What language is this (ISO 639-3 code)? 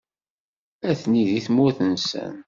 kab